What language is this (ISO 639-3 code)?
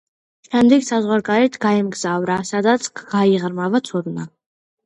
kat